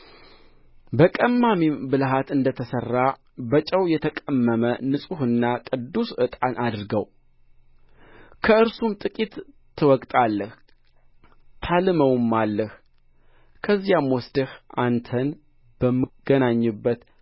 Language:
Amharic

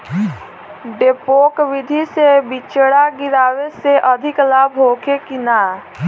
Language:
Bhojpuri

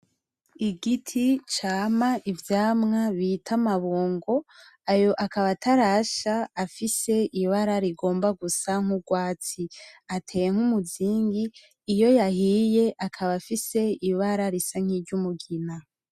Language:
Rundi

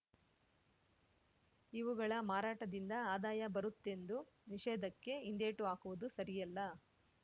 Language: Kannada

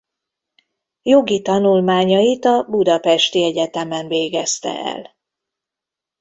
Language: Hungarian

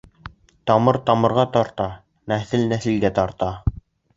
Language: Bashkir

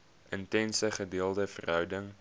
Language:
Afrikaans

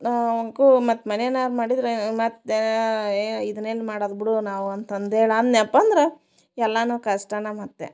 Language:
Kannada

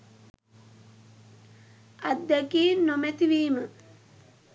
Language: Sinhala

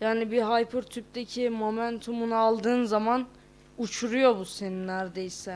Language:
Turkish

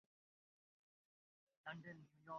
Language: Bangla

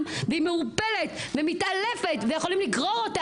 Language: Hebrew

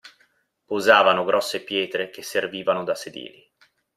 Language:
Italian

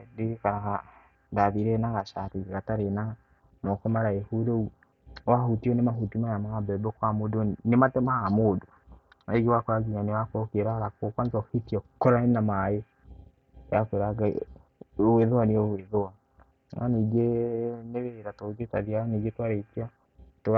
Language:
Kikuyu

